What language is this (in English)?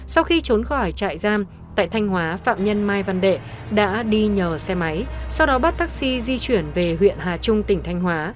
Vietnamese